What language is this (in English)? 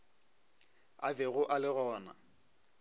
Northern Sotho